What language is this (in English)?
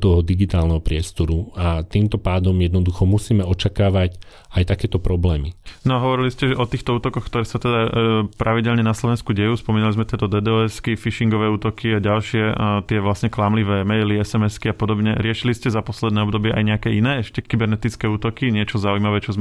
Slovak